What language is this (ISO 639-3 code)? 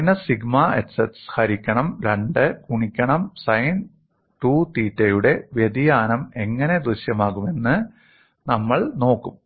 mal